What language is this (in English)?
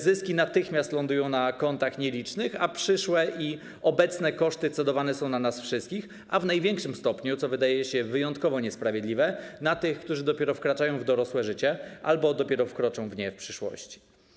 Polish